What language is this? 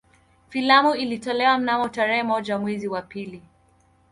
Swahili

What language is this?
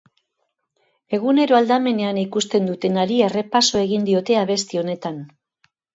Basque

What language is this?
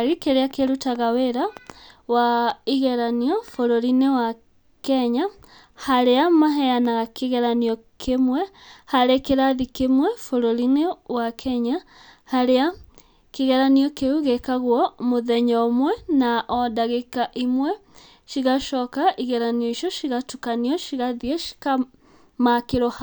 Kikuyu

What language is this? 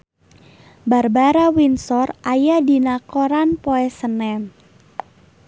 Sundanese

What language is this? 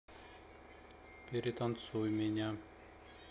Russian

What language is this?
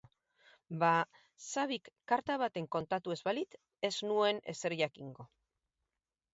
Basque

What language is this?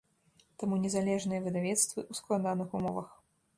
Belarusian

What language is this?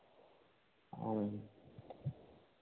Santali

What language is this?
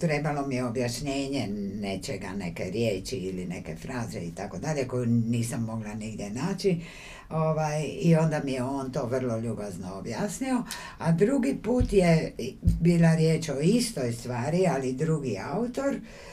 Croatian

